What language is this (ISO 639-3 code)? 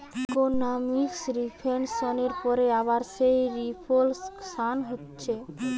ben